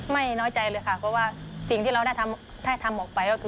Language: Thai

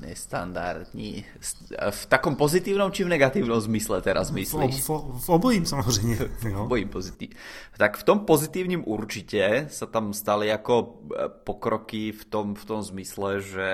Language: Czech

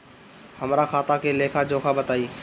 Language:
Bhojpuri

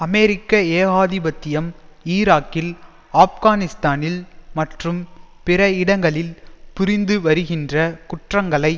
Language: Tamil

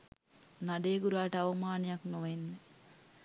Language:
Sinhala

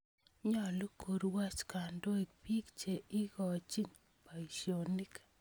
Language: Kalenjin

